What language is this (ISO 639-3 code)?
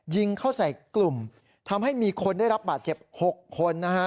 tha